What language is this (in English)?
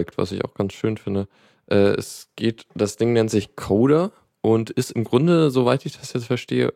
German